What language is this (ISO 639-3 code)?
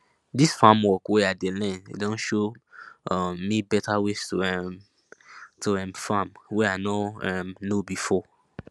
pcm